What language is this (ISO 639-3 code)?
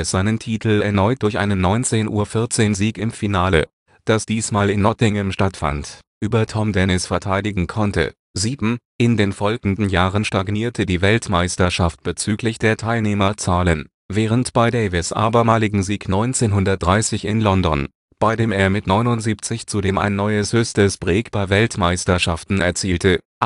deu